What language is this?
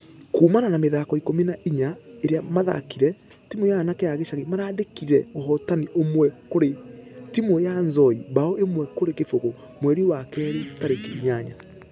Kikuyu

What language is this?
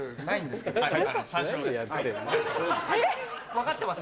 Japanese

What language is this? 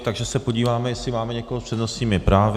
Czech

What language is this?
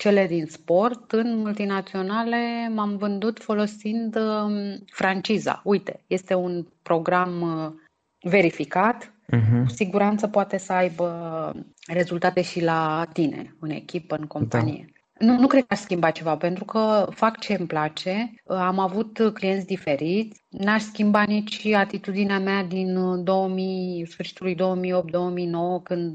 Romanian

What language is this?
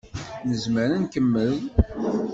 Kabyle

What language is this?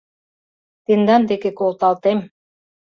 Mari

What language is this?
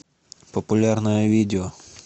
Russian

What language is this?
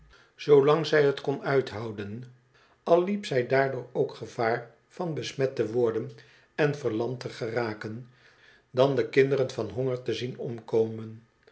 Dutch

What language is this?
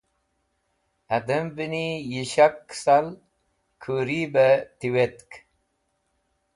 Wakhi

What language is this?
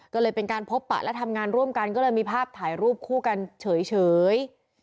Thai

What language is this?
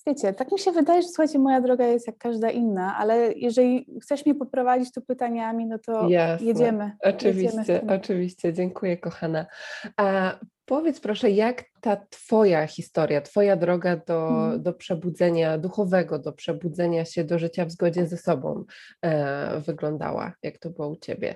Polish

